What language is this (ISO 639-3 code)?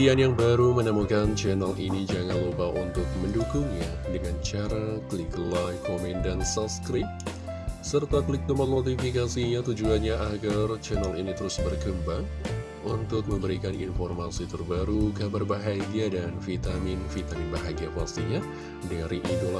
ind